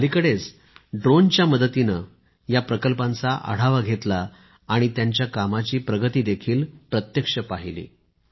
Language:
Marathi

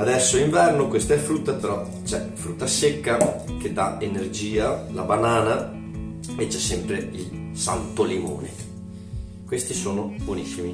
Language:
Italian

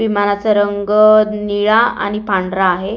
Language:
Marathi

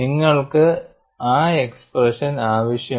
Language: Malayalam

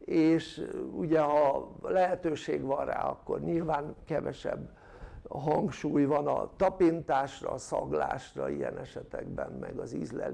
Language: Hungarian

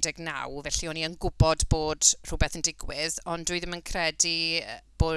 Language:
Welsh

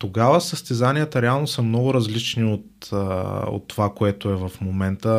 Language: Bulgarian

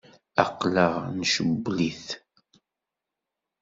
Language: Kabyle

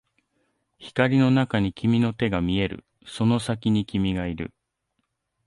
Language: Japanese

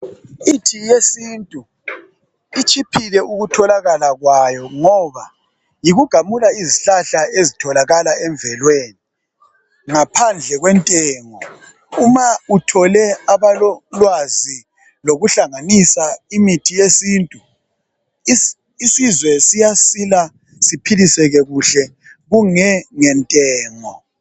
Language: North Ndebele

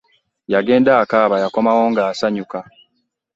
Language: Ganda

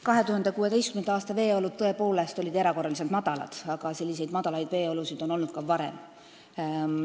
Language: Estonian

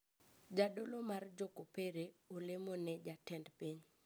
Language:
Luo (Kenya and Tanzania)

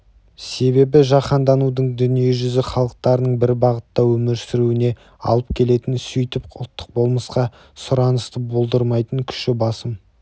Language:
Kazakh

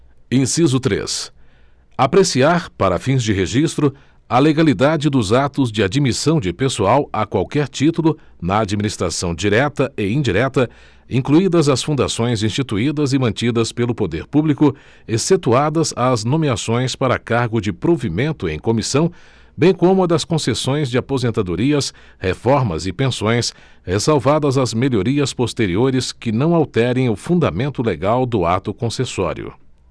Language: Portuguese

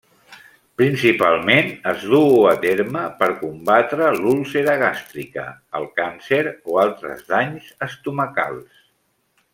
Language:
Catalan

